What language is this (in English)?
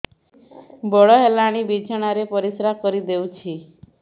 Odia